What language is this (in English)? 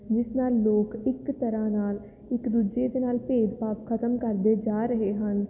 Punjabi